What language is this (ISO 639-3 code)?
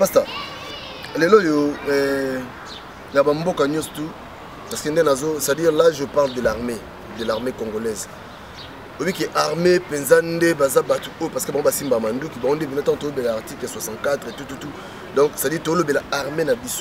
fra